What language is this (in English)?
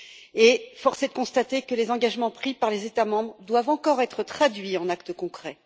French